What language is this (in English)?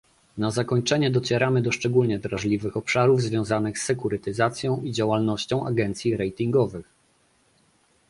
Polish